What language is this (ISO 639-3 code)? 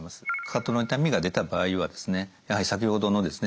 jpn